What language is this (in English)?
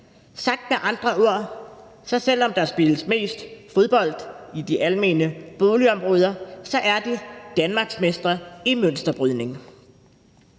Danish